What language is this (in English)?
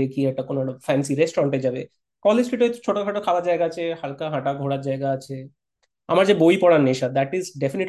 Bangla